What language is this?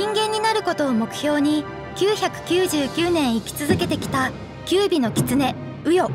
Korean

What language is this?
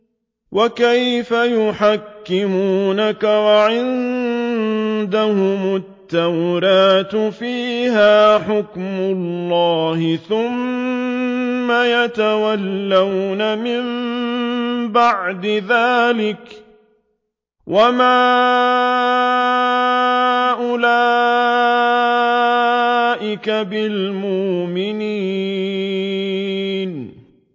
Arabic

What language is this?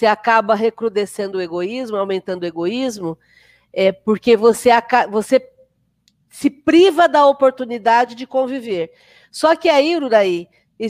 Portuguese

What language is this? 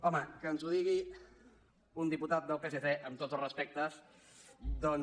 Catalan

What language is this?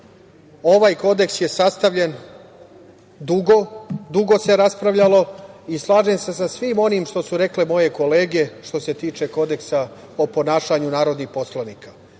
Serbian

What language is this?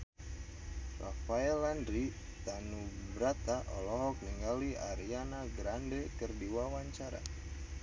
Sundanese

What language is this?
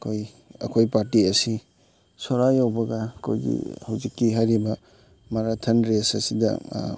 Manipuri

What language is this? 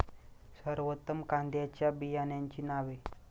Marathi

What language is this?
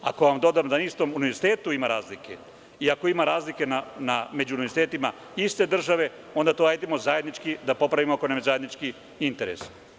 Serbian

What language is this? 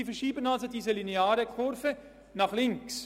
Swiss German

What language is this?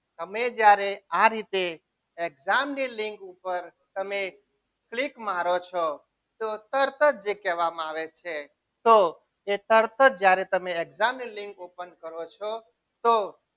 Gujarati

